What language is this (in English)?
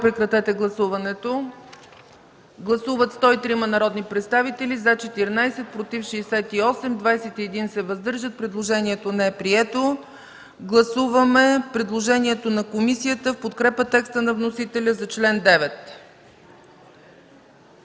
Bulgarian